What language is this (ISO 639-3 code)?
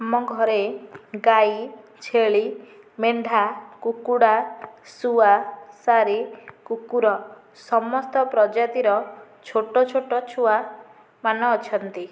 ori